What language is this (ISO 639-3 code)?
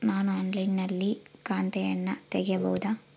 kan